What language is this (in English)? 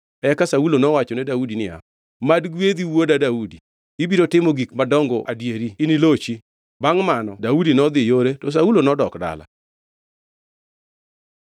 Luo (Kenya and Tanzania)